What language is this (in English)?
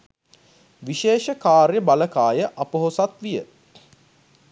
Sinhala